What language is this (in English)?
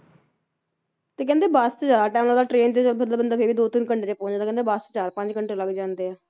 Punjabi